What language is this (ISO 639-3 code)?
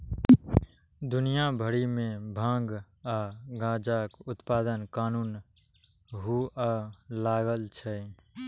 mai